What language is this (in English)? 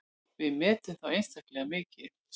Icelandic